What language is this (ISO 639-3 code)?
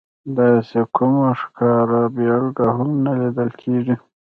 pus